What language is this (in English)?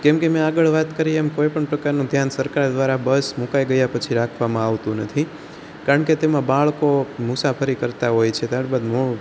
Gujarati